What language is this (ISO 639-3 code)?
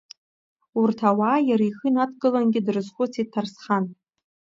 abk